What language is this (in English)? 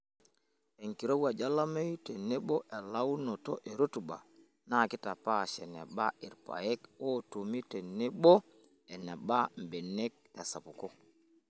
Masai